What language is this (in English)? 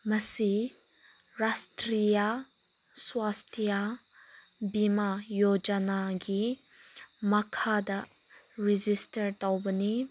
Manipuri